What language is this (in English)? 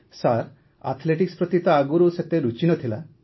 Odia